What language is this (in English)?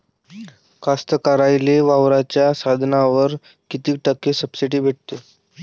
Marathi